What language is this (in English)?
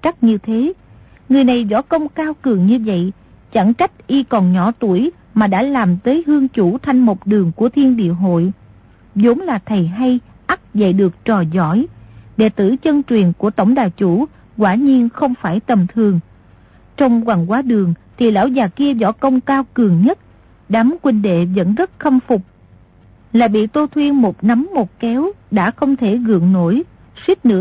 Vietnamese